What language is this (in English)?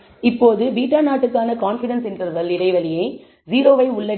Tamil